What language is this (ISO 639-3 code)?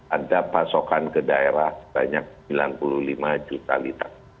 ind